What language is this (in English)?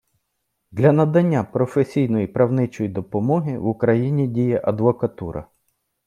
Ukrainian